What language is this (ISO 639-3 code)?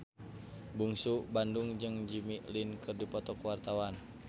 sun